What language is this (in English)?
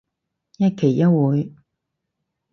Cantonese